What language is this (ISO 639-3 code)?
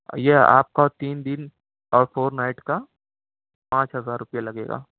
urd